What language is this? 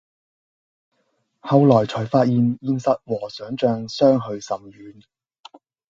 Cantonese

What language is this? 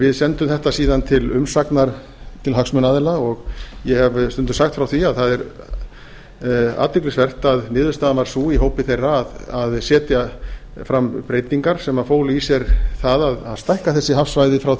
Icelandic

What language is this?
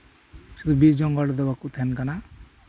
Santali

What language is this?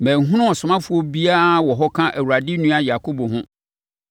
Akan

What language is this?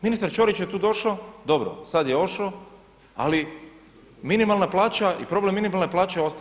Croatian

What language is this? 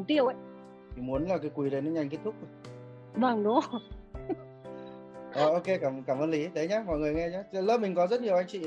Vietnamese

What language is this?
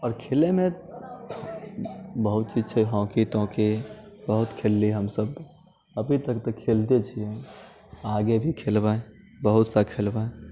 Maithili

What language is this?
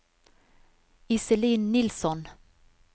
Norwegian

